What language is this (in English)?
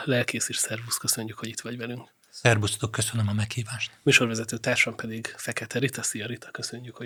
Hungarian